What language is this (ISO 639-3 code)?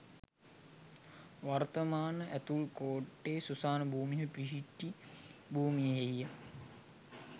sin